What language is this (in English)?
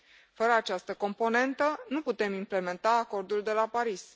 Romanian